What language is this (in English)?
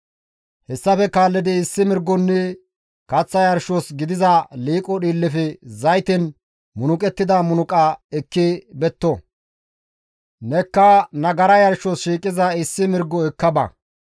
Gamo